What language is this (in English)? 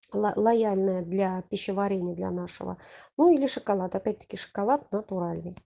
Russian